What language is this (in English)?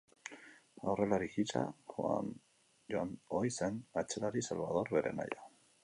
Basque